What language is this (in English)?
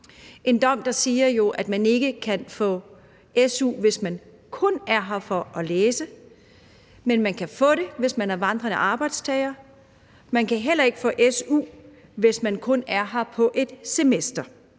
Danish